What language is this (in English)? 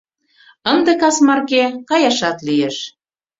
Mari